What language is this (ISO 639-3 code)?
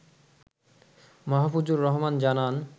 ben